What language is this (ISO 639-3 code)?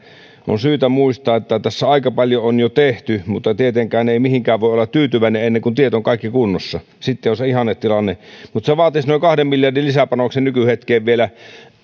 fin